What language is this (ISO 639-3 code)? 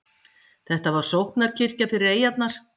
isl